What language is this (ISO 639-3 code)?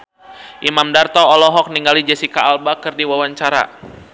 sun